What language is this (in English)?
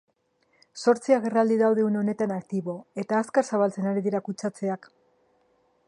Basque